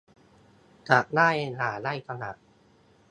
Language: Thai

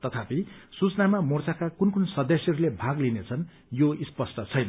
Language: Nepali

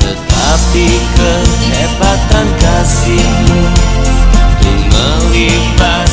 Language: Indonesian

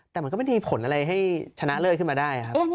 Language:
Thai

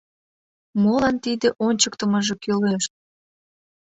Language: Mari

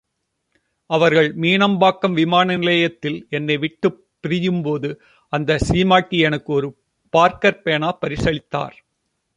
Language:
Tamil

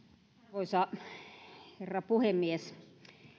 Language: Finnish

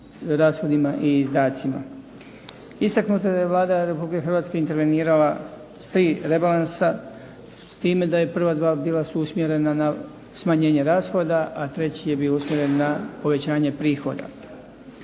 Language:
Croatian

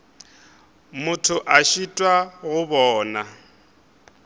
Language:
Northern Sotho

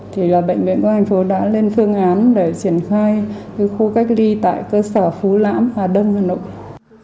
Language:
Vietnamese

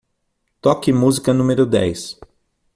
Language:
Portuguese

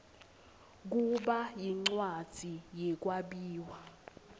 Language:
Swati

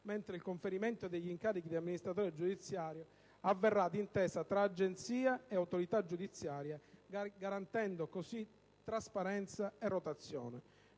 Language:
Italian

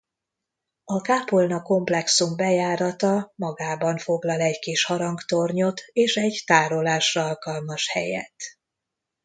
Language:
Hungarian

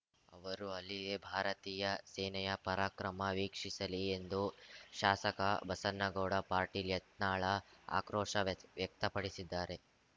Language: Kannada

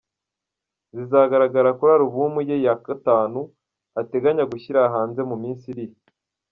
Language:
Kinyarwanda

